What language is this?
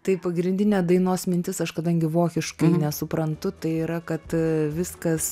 Lithuanian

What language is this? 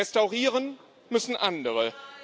German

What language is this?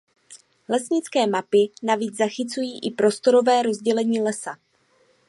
Czech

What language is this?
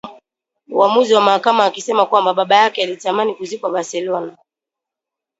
Swahili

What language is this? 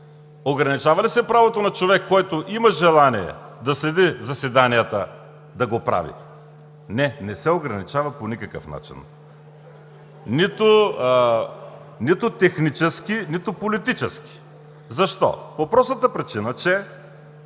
Bulgarian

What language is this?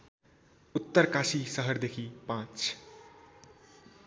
Nepali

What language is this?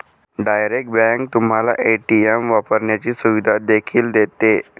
Marathi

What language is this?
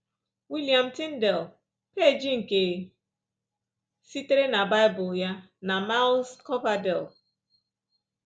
Igbo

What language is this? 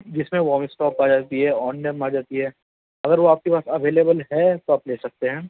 Urdu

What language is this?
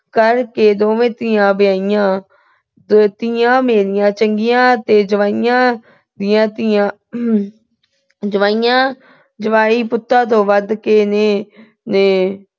Punjabi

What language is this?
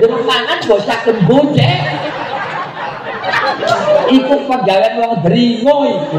Indonesian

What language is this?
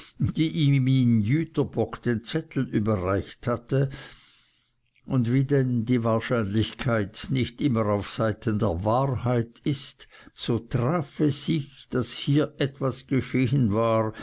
German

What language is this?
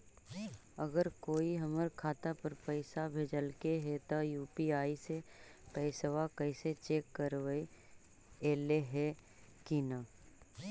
Magahi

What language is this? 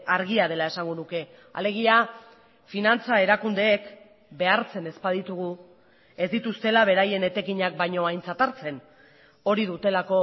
Basque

